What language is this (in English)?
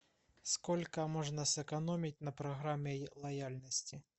Russian